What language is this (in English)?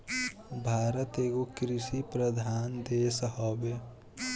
Bhojpuri